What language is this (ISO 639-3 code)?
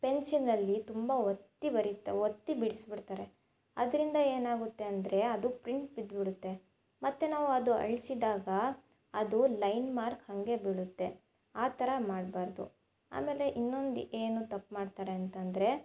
kan